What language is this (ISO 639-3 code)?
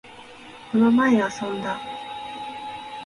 jpn